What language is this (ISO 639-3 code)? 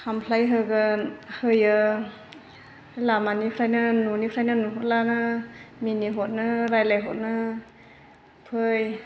brx